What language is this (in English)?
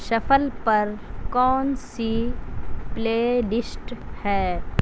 Urdu